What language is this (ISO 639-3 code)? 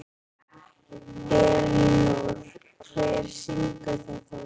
isl